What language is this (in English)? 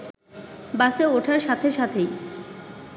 Bangla